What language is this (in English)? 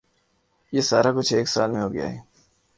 Urdu